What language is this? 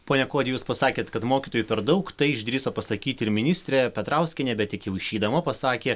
Lithuanian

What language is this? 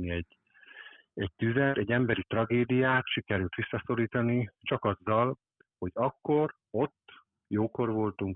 Hungarian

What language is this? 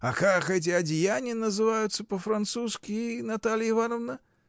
Russian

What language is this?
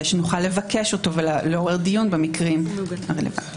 Hebrew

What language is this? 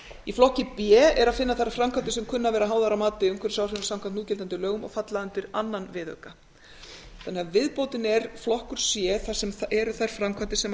Icelandic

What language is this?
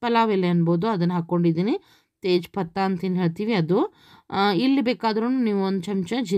Indonesian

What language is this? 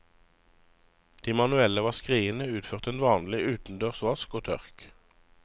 Norwegian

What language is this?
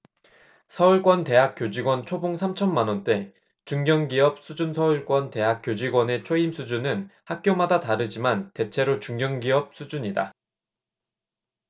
Korean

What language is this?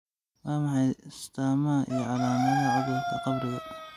Somali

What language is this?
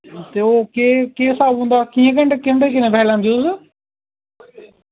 Dogri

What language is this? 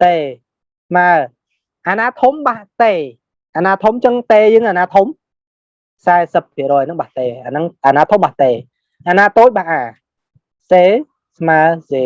Vietnamese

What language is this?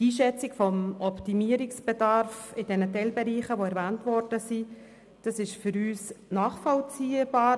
Swiss German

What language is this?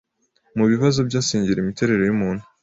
Kinyarwanda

